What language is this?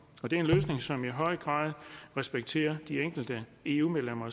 Danish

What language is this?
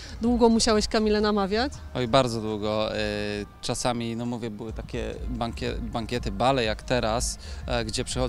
Polish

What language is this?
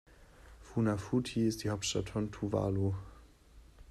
German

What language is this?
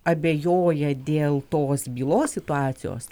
Lithuanian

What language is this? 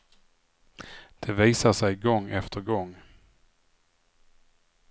Swedish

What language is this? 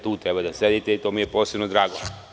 Serbian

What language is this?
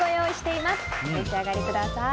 Japanese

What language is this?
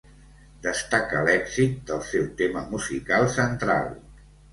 Catalan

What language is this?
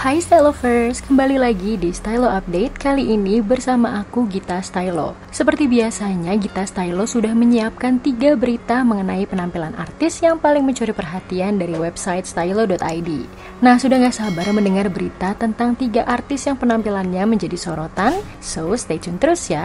Indonesian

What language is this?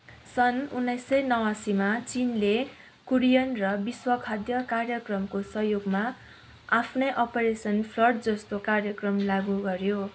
Nepali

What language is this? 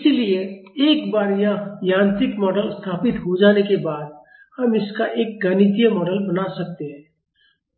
Hindi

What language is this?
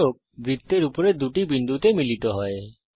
Bangla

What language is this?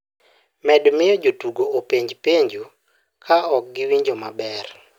Luo (Kenya and Tanzania)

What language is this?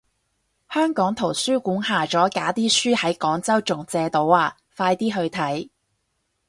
Cantonese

